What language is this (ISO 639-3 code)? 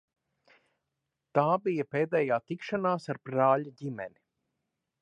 lav